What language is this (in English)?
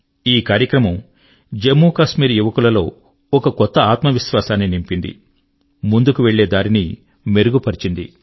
Telugu